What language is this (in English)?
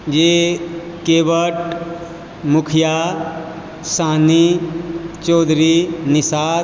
Maithili